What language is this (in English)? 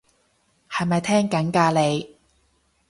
Cantonese